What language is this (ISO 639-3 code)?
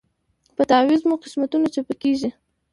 pus